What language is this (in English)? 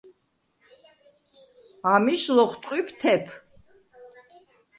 Svan